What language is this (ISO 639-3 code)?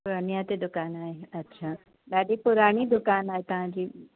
snd